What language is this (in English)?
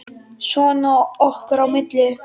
Icelandic